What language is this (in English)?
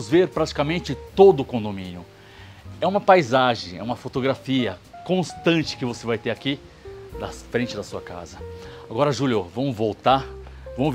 Portuguese